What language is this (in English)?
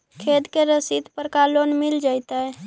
Magahi